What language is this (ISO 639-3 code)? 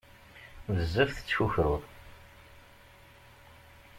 kab